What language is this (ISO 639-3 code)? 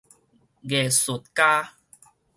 nan